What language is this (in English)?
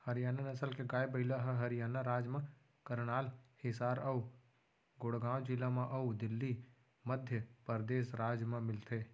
Chhattisgarhi